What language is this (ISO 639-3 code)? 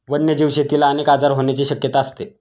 mar